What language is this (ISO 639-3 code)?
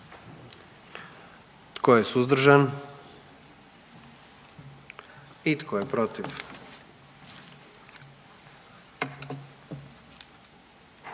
hrv